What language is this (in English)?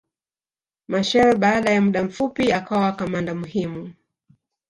Swahili